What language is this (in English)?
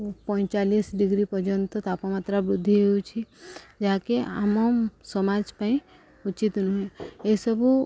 Odia